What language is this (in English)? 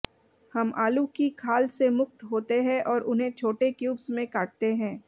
Hindi